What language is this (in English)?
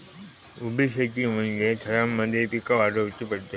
Marathi